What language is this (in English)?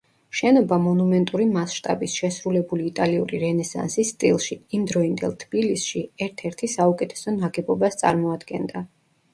Georgian